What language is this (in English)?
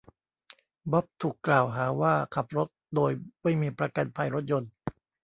Thai